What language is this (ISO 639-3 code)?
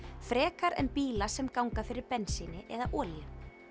isl